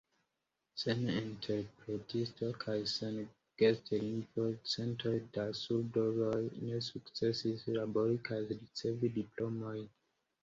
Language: Esperanto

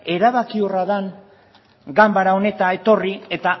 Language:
Basque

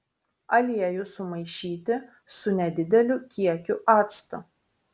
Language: Lithuanian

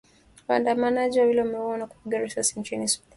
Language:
Swahili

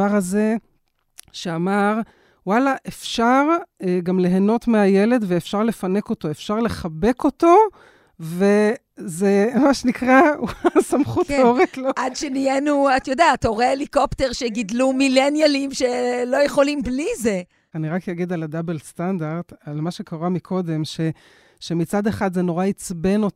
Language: Hebrew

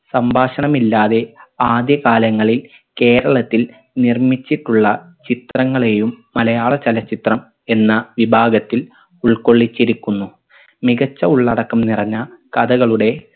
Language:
Malayalam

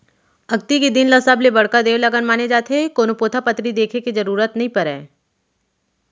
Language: Chhattisgarhi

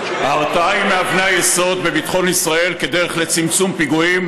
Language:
Hebrew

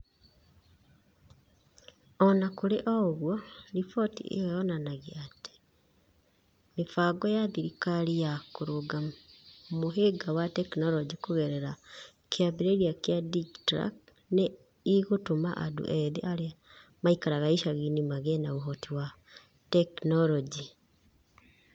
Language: Kikuyu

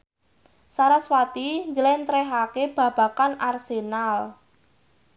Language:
Javanese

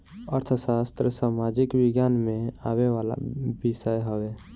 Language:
Bhojpuri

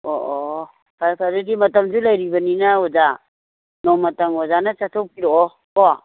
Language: Manipuri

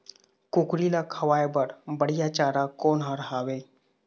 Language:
Chhattisgarhi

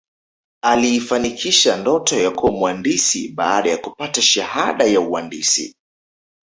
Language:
Swahili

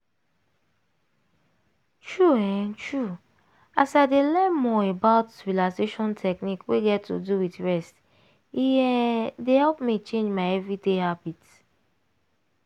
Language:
Nigerian Pidgin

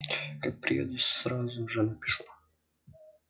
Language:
Russian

